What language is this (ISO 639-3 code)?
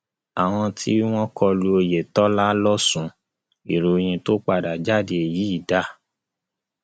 yor